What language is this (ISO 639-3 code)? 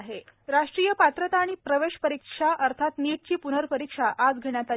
mar